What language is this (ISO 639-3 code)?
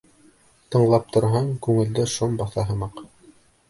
bak